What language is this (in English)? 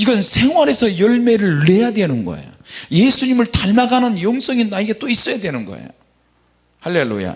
Korean